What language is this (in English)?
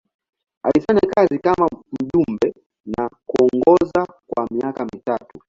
Swahili